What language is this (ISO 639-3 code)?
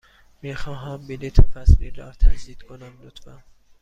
fas